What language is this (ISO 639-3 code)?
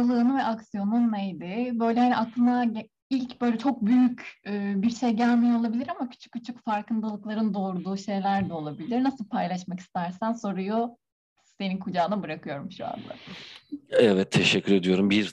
tur